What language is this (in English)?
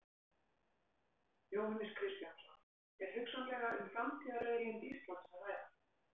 Icelandic